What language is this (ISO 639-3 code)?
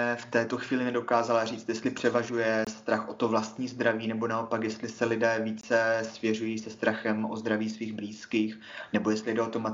ces